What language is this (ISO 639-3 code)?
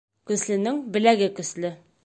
bak